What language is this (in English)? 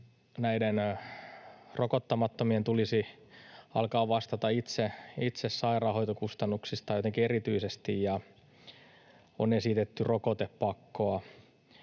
Finnish